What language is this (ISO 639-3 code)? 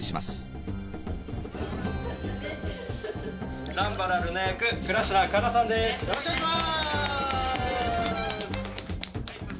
jpn